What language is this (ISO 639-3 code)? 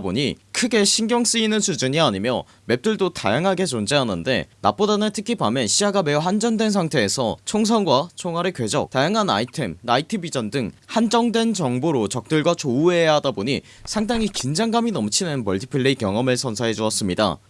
kor